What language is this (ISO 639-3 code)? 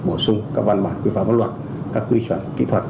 vie